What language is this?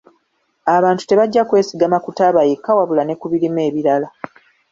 Ganda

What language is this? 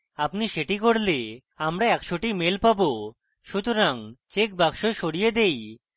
Bangla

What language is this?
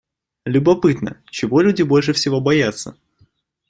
Russian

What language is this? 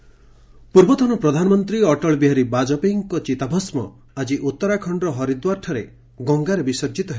Odia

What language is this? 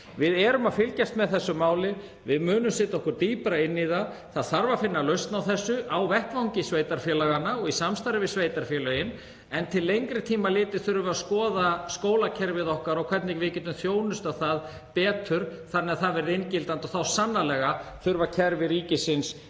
Icelandic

